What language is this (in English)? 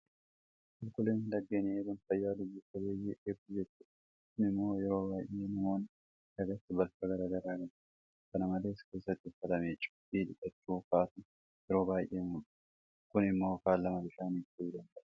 Oromo